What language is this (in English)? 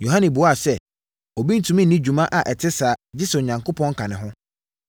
Akan